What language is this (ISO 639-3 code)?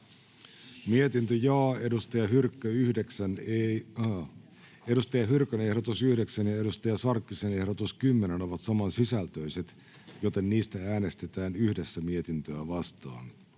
fin